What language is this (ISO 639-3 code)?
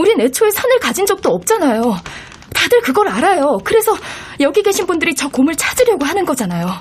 kor